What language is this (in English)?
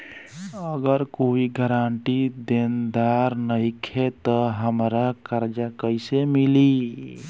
Bhojpuri